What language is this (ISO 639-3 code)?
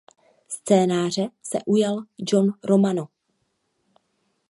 ces